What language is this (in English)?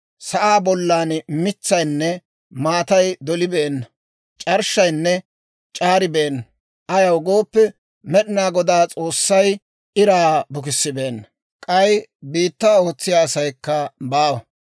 Dawro